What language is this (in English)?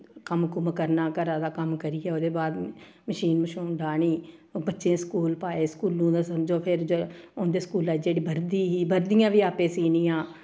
Dogri